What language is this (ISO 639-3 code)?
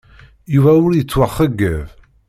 kab